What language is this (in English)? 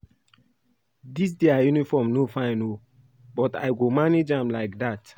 Nigerian Pidgin